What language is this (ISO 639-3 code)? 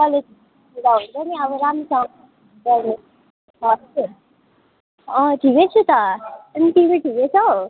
nep